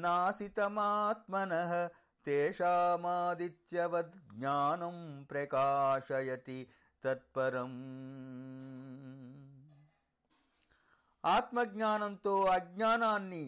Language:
Telugu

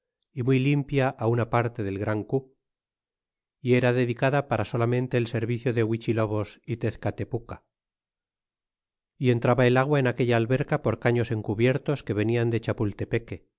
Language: Spanish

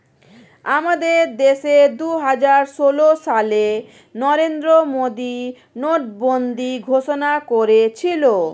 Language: Bangla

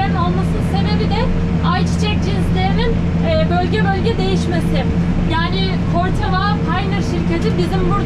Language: Turkish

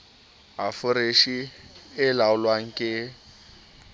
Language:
Southern Sotho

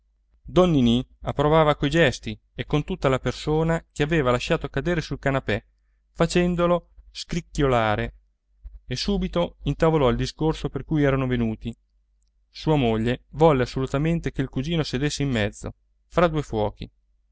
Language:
Italian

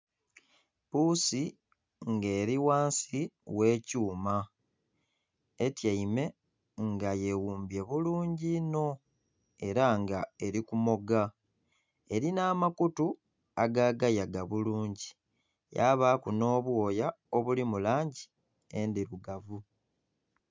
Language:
Soga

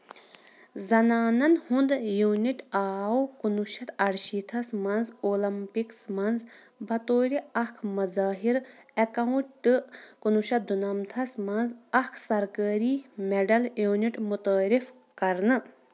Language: Kashmiri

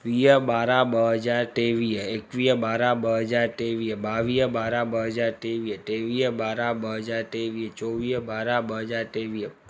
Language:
Sindhi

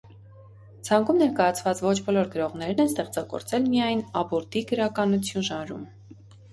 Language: Armenian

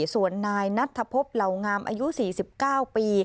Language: Thai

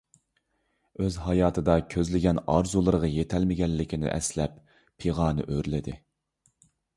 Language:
Uyghur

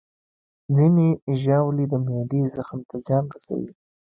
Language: Pashto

